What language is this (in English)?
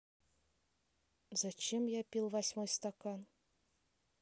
Russian